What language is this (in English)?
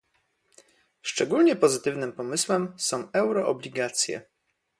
Polish